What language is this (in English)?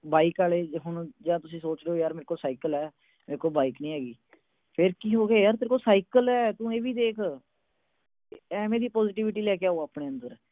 Punjabi